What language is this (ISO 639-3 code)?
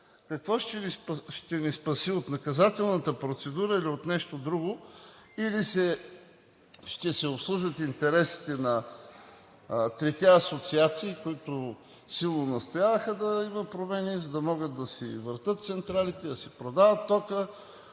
bul